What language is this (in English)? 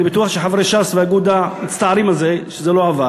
Hebrew